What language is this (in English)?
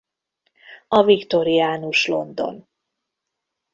Hungarian